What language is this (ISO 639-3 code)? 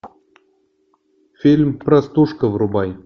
rus